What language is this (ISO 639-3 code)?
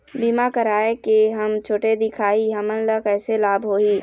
hne